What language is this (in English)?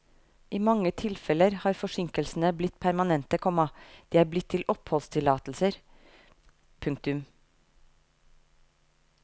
Norwegian